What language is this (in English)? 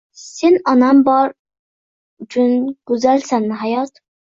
Uzbek